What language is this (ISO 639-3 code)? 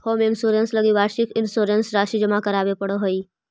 mag